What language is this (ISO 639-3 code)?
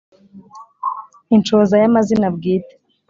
kin